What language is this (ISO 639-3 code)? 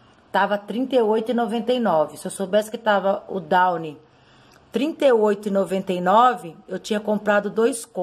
por